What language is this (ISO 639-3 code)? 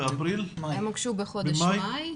heb